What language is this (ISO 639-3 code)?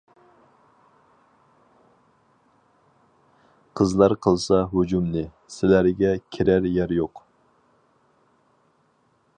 uig